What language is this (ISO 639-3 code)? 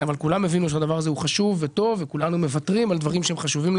heb